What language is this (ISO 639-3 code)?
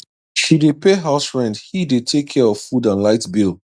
pcm